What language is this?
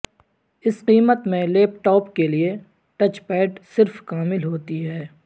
Urdu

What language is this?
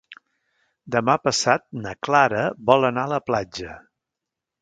Catalan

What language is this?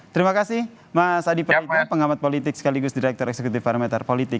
Indonesian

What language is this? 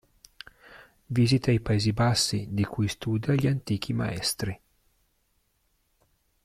Italian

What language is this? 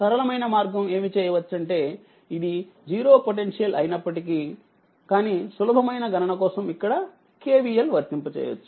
Telugu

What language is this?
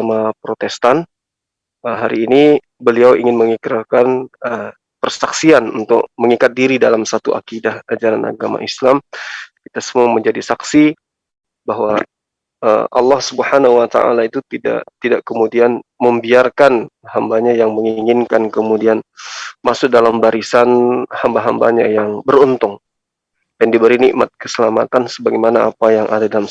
Indonesian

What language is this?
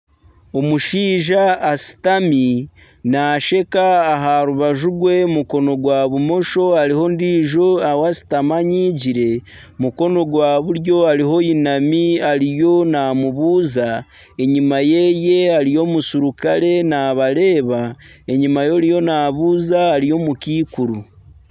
Nyankole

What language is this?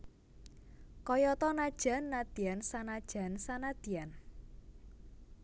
Javanese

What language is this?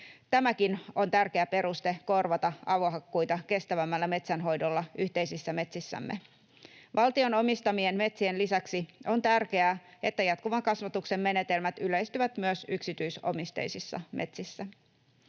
Finnish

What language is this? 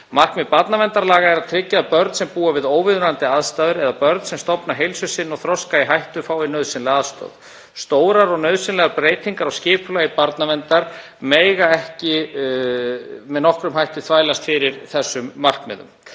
Icelandic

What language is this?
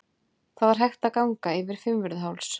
Icelandic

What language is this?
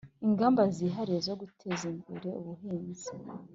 Kinyarwanda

